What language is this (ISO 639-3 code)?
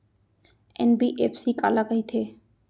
hne